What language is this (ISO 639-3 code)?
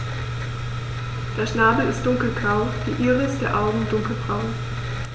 deu